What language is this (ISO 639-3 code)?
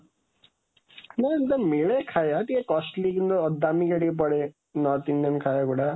ori